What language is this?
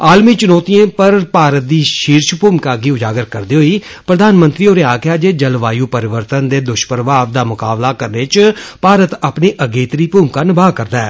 Dogri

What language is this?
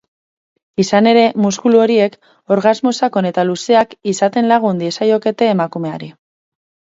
Basque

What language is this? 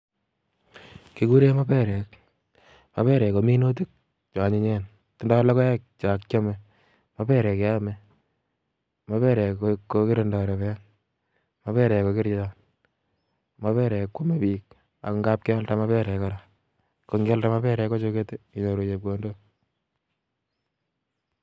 Kalenjin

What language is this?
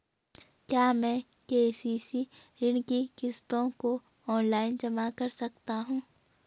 Hindi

